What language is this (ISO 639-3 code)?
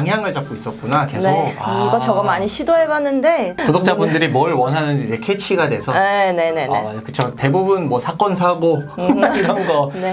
kor